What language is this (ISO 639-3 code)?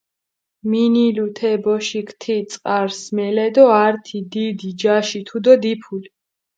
xmf